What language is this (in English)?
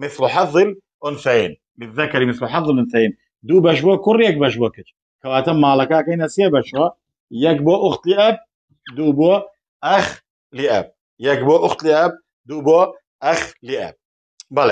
Arabic